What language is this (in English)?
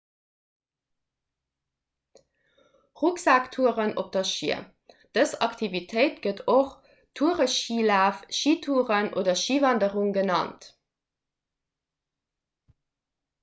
Luxembourgish